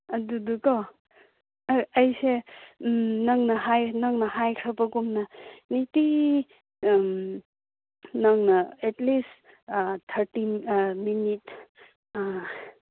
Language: Manipuri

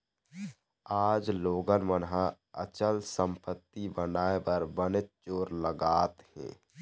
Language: Chhattisgarhi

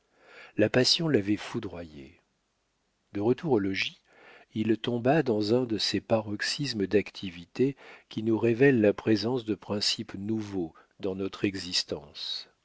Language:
French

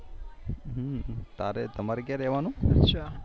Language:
Gujarati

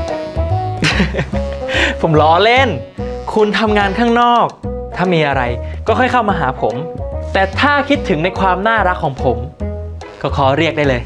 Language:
Thai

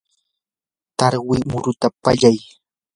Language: Yanahuanca Pasco Quechua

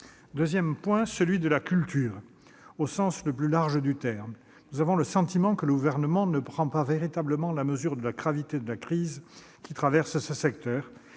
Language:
French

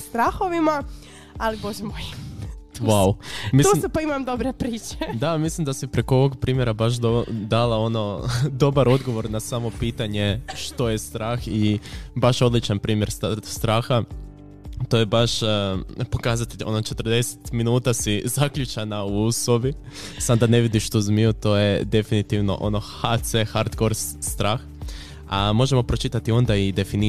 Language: Croatian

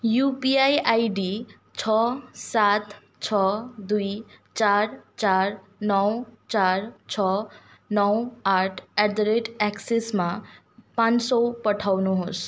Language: Nepali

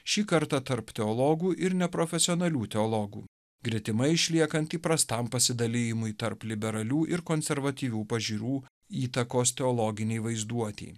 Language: Lithuanian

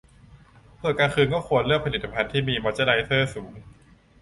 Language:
Thai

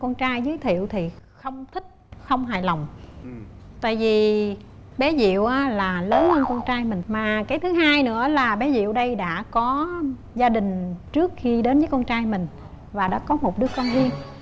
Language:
Vietnamese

